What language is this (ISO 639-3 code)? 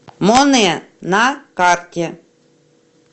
rus